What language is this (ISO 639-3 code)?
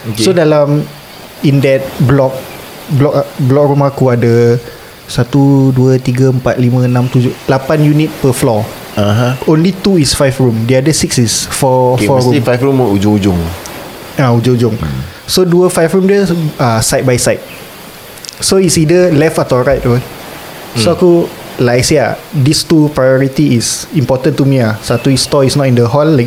msa